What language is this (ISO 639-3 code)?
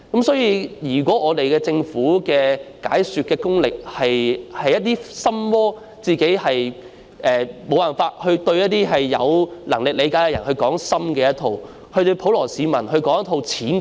yue